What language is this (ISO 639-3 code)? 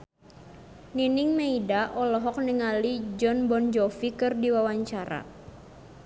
sun